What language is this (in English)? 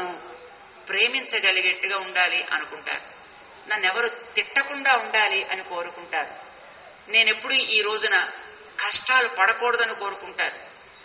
Telugu